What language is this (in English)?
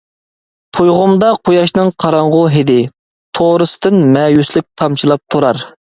Uyghur